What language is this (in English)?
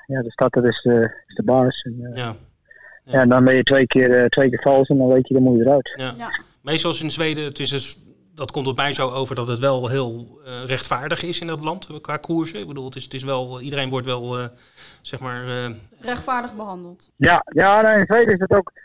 Dutch